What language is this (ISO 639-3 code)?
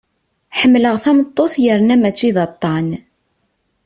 kab